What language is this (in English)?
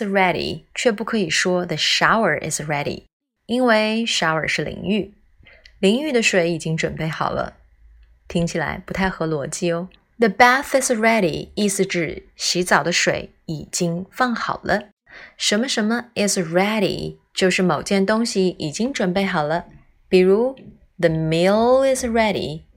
Chinese